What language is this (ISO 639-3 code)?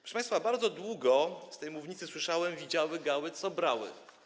pol